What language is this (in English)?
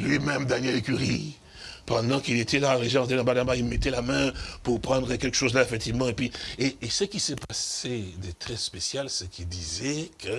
French